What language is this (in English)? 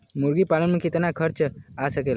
Bhojpuri